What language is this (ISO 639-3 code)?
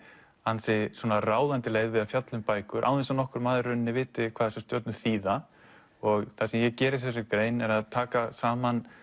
isl